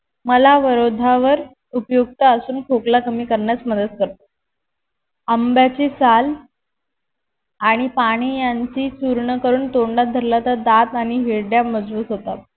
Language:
Marathi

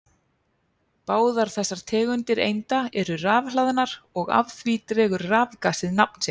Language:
Icelandic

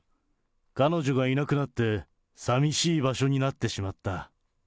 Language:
Japanese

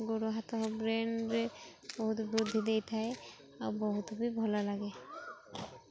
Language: Odia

